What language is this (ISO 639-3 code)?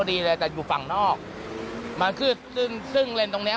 tha